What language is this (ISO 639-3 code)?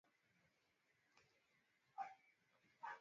swa